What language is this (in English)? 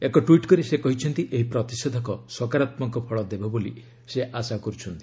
Odia